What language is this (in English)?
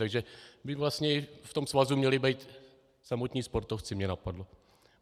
Czech